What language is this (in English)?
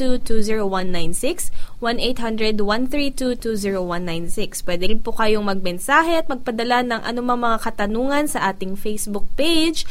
Filipino